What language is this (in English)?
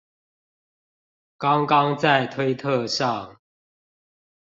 Chinese